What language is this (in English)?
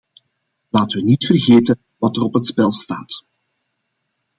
Dutch